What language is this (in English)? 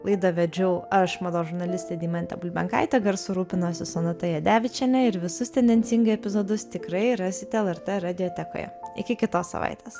Lithuanian